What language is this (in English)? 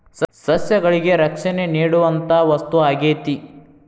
Kannada